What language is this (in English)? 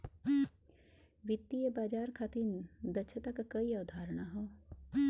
Bhojpuri